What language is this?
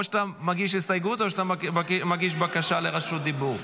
Hebrew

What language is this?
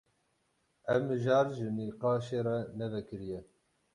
Kurdish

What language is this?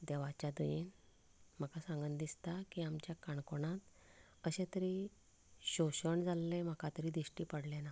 Konkani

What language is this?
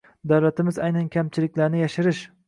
Uzbek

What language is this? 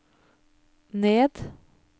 Norwegian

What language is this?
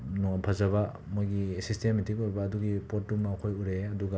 Manipuri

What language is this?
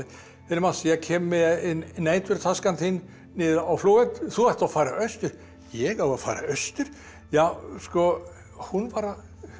Icelandic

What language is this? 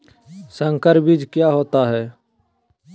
Magahi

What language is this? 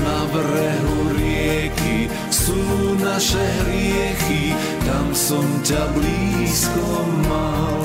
Croatian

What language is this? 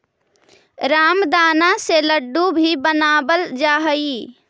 Magahi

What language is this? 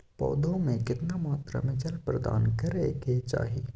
Maithili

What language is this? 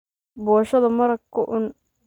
Somali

